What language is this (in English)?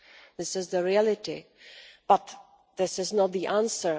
English